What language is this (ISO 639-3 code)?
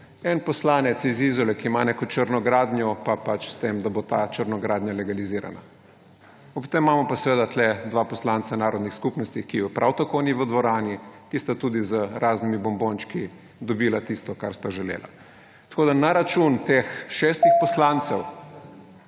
slv